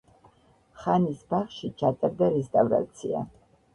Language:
Georgian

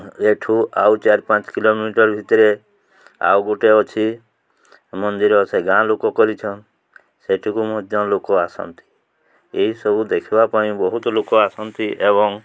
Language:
Odia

